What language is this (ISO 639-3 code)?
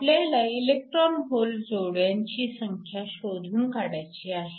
mar